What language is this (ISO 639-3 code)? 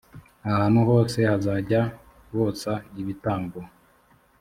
kin